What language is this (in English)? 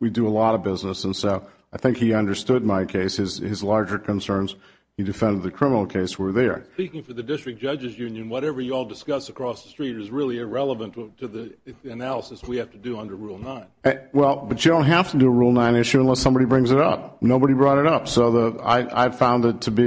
English